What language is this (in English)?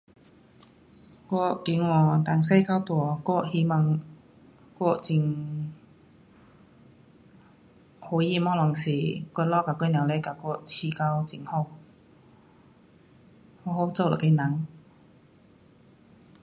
Pu-Xian Chinese